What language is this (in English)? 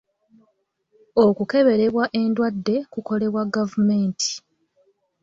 Ganda